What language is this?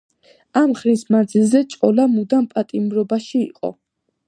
Georgian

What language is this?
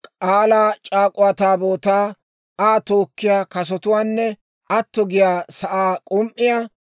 Dawro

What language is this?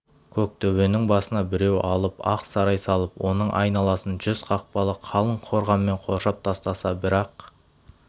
Kazakh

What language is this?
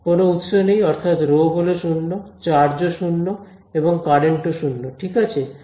Bangla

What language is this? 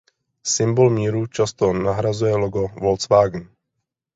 Czech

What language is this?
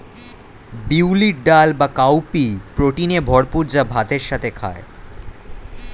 Bangla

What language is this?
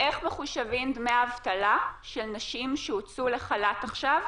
Hebrew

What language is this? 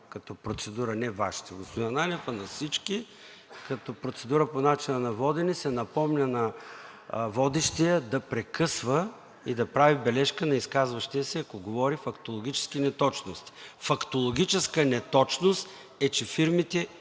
Bulgarian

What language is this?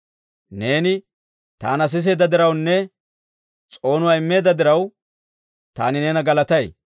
Dawro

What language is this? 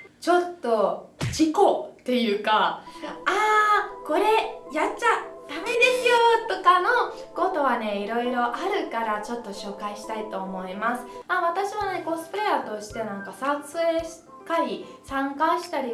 Japanese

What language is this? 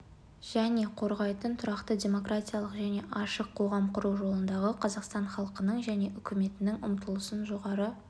Kazakh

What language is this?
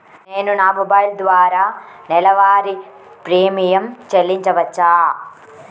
Telugu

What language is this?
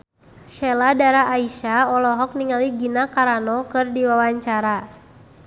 Sundanese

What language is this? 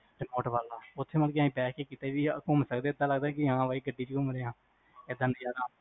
Punjabi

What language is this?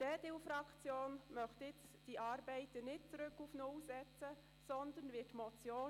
Swiss German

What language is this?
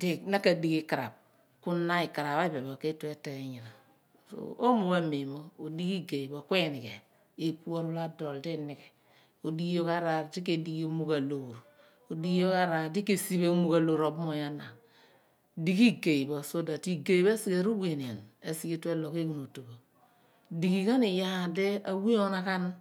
Abua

